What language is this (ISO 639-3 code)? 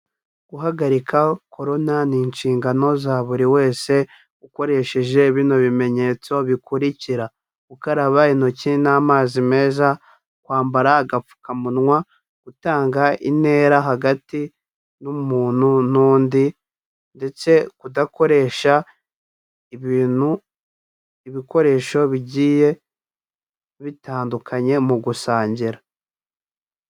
kin